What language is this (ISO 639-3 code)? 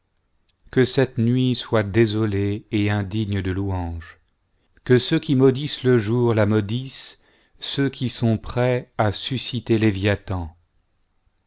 fra